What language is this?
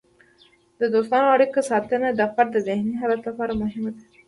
Pashto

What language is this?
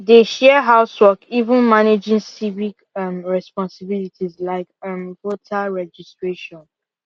Nigerian Pidgin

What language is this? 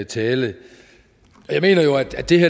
Danish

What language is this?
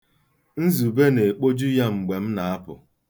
Igbo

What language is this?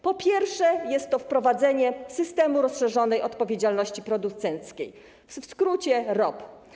Polish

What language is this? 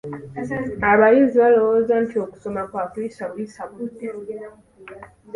Ganda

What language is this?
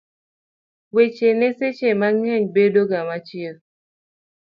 Luo (Kenya and Tanzania)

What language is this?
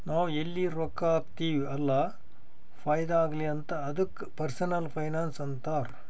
Kannada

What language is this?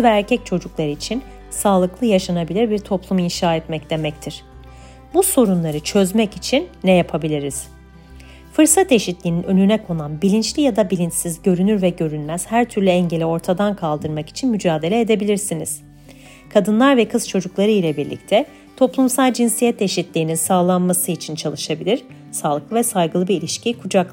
Turkish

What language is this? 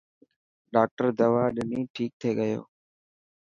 Dhatki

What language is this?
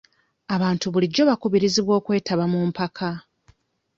Ganda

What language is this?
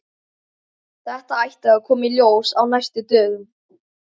Icelandic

